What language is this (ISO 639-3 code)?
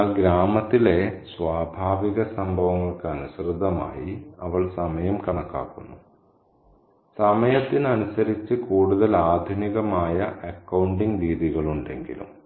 mal